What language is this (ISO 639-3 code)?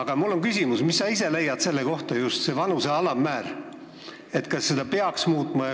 est